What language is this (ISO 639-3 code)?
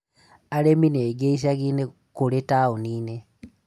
kik